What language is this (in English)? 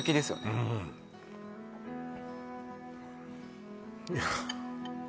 Japanese